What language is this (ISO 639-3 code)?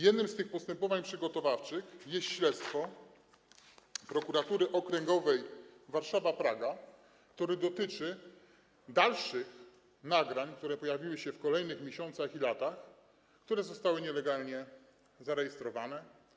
pol